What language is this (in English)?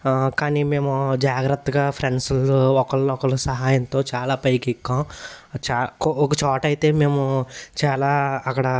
Telugu